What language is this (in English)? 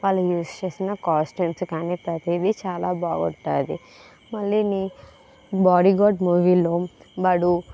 Telugu